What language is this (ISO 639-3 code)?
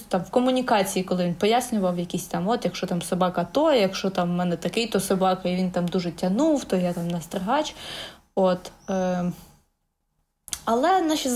ukr